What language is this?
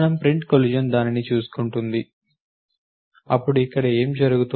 Telugu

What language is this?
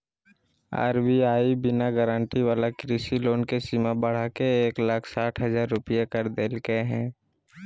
Magahi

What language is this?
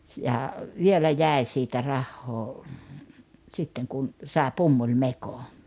Finnish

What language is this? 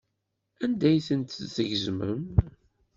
Kabyle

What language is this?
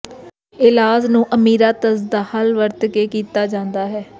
Punjabi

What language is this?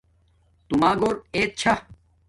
Domaaki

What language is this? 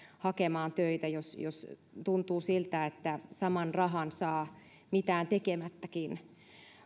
Finnish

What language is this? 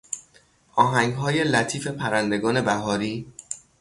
Persian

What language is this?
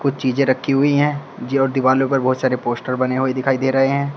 Hindi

